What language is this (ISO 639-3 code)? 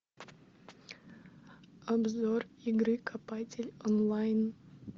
rus